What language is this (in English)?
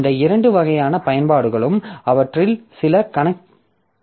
Tamil